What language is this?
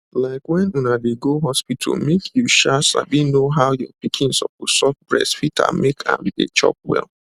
Nigerian Pidgin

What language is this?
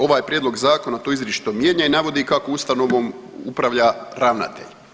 Croatian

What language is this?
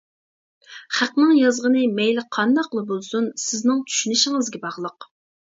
Uyghur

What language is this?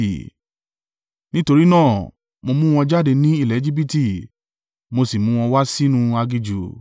Yoruba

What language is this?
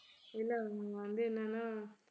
Tamil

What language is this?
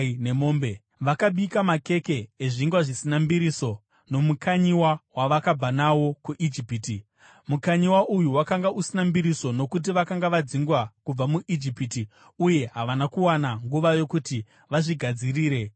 Shona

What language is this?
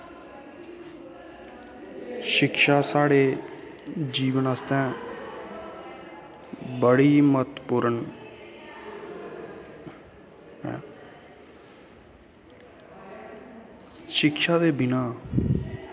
Dogri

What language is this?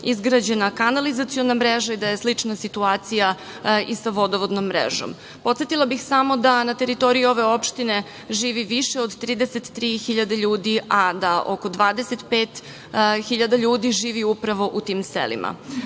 Serbian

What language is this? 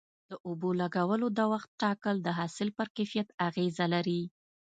Pashto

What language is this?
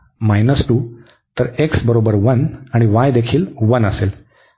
Marathi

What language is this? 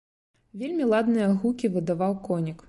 Belarusian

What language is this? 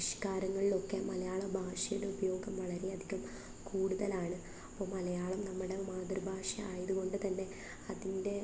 Malayalam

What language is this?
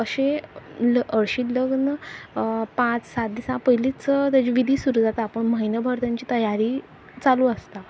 Konkani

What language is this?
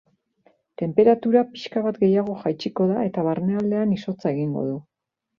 Basque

